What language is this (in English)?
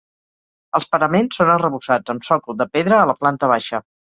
Catalan